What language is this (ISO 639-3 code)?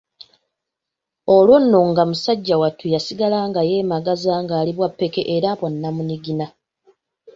lug